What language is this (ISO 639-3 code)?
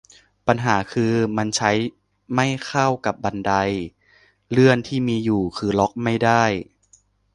tha